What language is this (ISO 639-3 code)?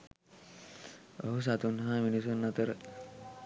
sin